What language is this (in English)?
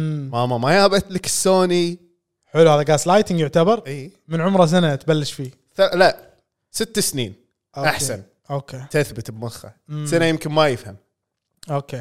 Arabic